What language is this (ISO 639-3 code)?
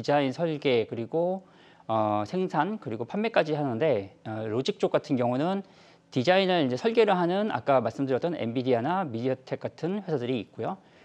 kor